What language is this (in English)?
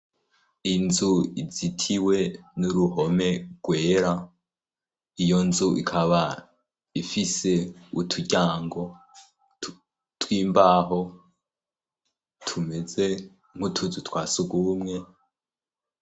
Rundi